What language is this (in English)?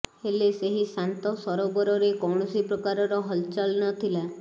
Odia